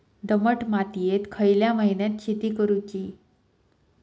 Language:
Marathi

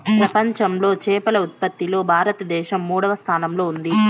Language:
Telugu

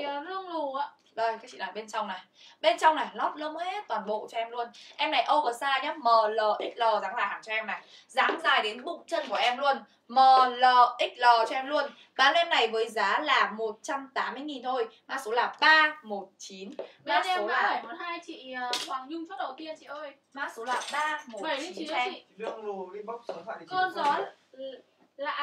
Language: Vietnamese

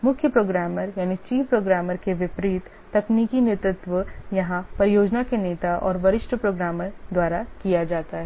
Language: Hindi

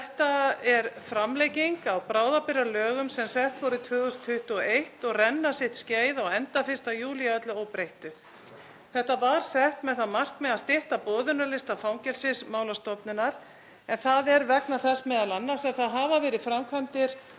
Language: Icelandic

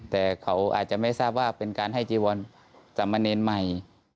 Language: Thai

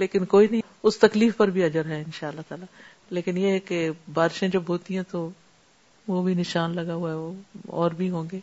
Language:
Urdu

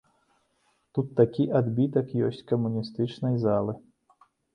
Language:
Belarusian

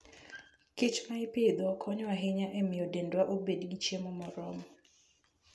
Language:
Luo (Kenya and Tanzania)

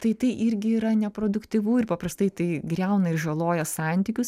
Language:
Lithuanian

